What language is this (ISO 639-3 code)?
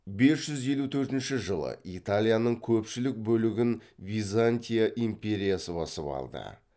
kaz